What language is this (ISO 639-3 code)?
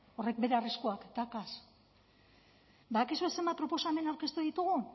eus